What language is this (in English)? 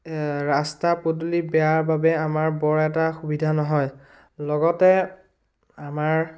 Assamese